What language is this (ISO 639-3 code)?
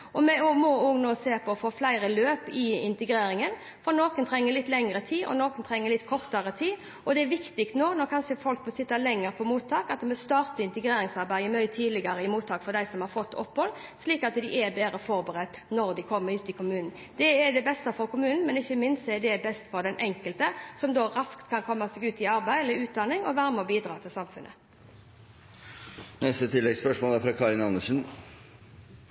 nor